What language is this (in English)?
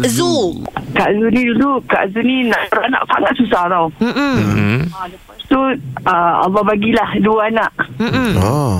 Malay